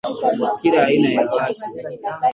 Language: Swahili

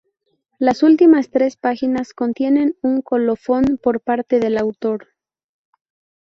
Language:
Spanish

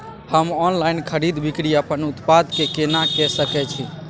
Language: Maithili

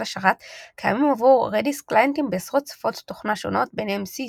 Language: Hebrew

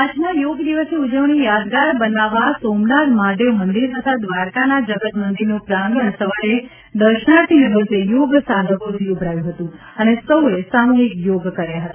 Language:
Gujarati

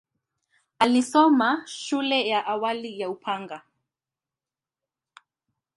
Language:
Swahili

